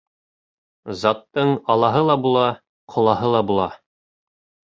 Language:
Bashkir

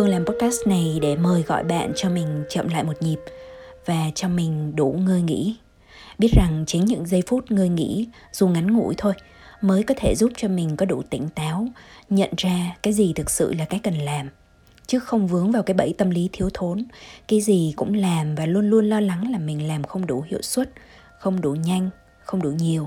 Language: Vietnamese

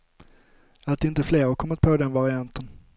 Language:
Swedish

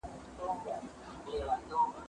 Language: Pashto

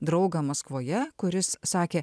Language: Lithuanian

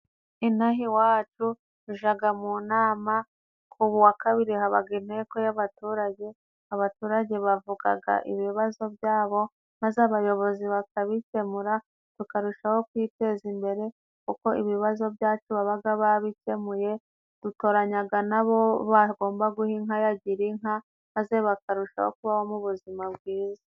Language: Kinyarwanda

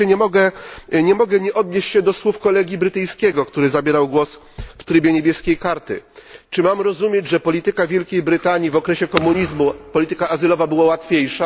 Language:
Polish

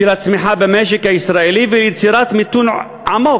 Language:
Hebrew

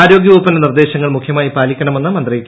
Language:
Malayalam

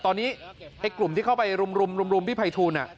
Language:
Thai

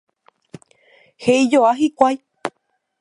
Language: Guarani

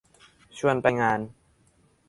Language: Thai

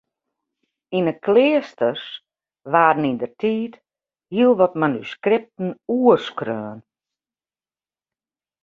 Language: Western Frisian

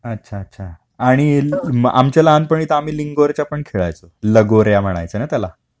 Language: Marathi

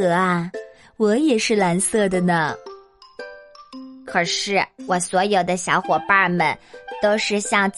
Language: Chinese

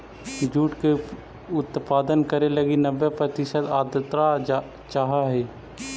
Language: Magahi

